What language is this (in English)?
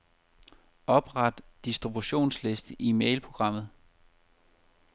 Danish